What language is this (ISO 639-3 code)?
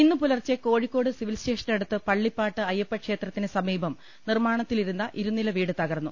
mal